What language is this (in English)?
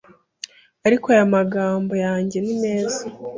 Kinyarwanda